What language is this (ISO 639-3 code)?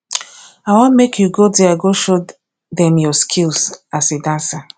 pcm